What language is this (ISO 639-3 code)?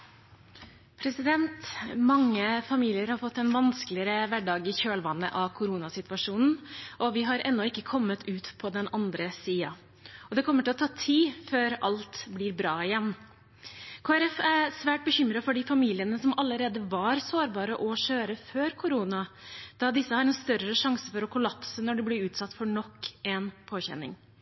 nob